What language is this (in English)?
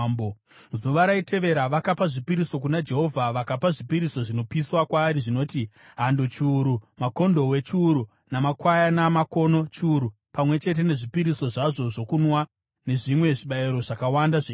Shona